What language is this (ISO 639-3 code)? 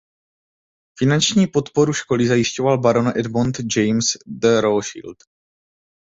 ces